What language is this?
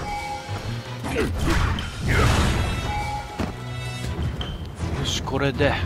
Japanese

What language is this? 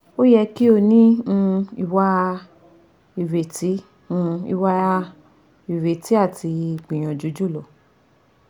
Yoruba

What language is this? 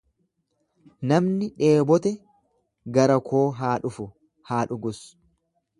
Oromo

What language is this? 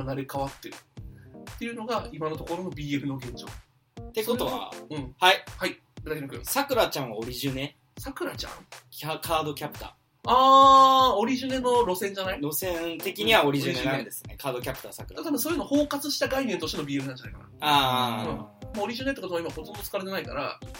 Japanese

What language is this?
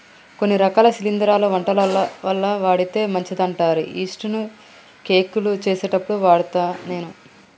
Telugu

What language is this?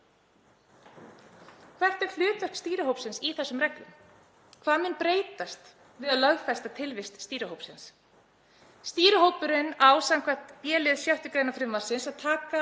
Icelandic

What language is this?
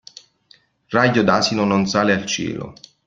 Italian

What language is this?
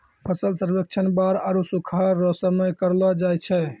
Maithili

